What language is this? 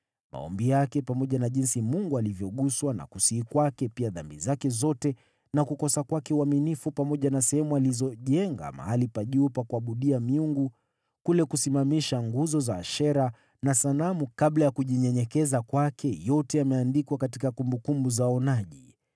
Swahili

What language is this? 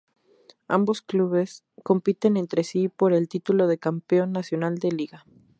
Spanish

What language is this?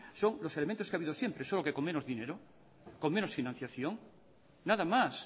Spanish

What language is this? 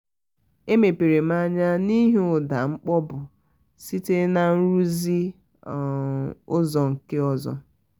Igbo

